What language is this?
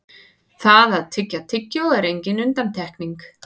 Icelandic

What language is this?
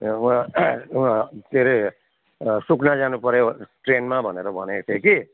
Nepali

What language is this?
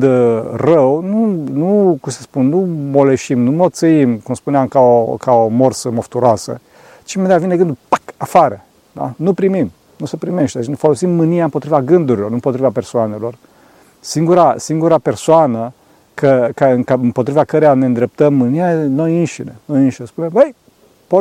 Romanian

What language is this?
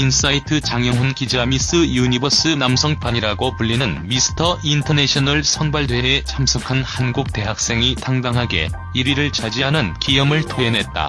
Korean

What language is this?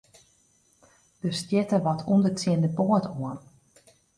Western Frisian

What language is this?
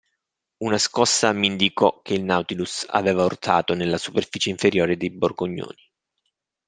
Italian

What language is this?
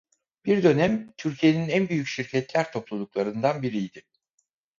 Turkish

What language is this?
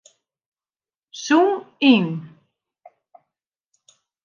Western Frisian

